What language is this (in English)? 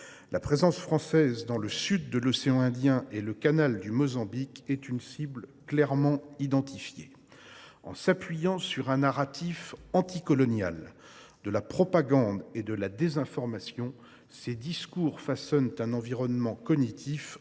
French